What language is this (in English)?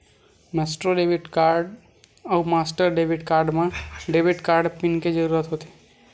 Chhattisgarhi